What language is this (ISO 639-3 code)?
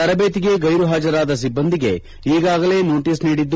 kan